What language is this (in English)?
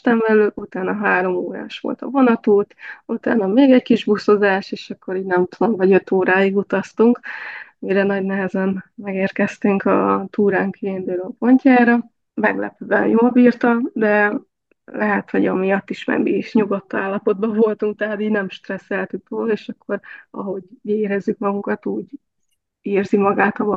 Hungarian